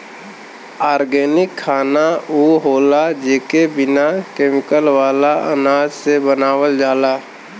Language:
Bhojpuri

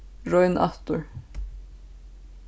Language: Faroese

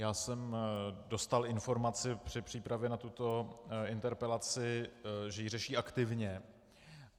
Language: Czech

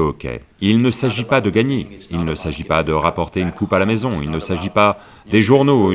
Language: French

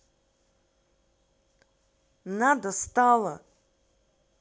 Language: Russian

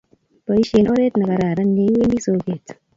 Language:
Kalenjin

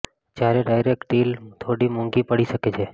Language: Gujarati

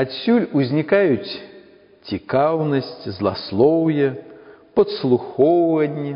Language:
Russian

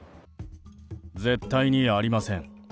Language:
Japanese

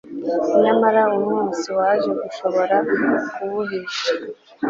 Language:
Kinyarwanda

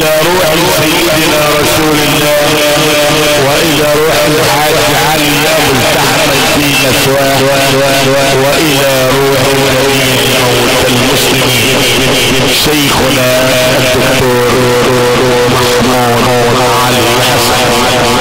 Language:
Arabic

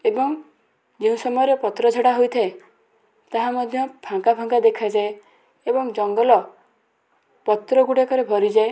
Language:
Odia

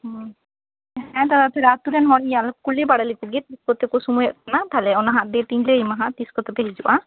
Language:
Santali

